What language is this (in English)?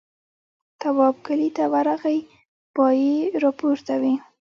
Pashto